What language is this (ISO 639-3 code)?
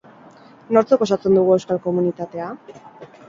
eus